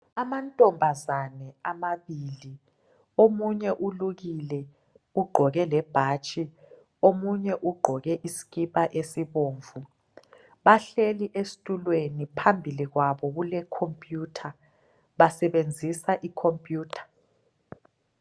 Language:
North Ndebele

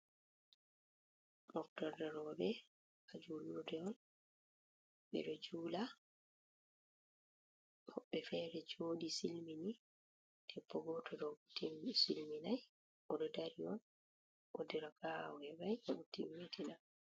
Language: Fula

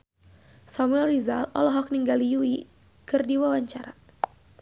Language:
Sundanese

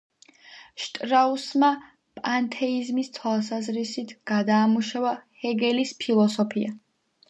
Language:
Georgian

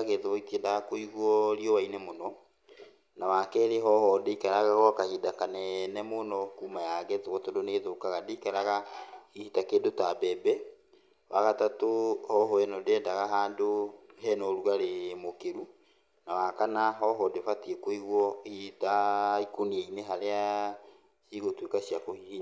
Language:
Kikuyu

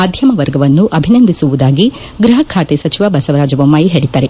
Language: Kannada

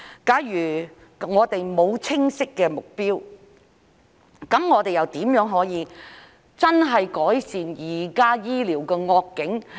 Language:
Cantonese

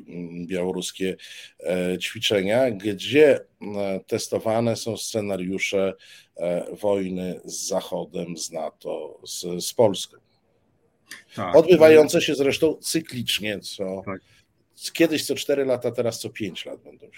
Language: Polish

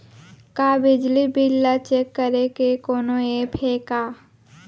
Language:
Chhattisgarhi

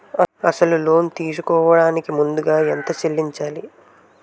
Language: Telugu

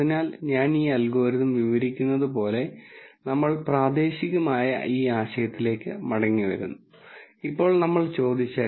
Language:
Malayalam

